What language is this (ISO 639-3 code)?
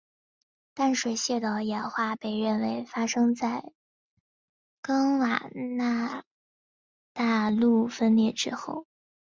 zho